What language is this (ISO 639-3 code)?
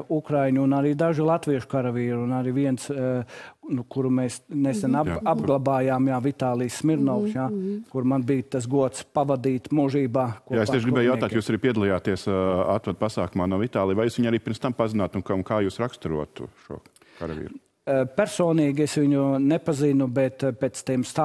lav